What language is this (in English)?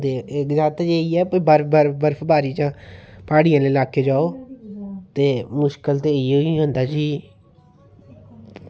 Dogri